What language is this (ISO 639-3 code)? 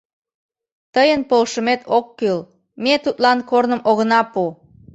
chm